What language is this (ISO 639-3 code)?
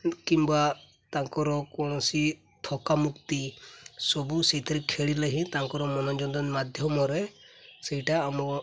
ori